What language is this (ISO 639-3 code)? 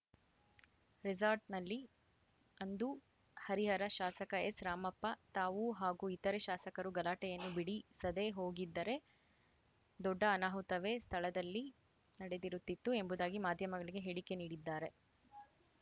kan